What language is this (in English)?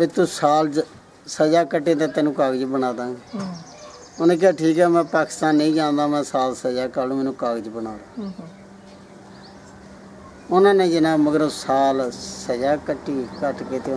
Punjabi